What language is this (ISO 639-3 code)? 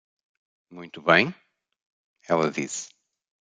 por